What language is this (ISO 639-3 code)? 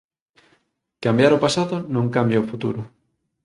glg